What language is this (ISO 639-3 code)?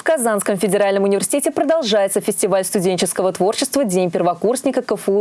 rus